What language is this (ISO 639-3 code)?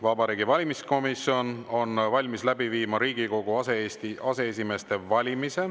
est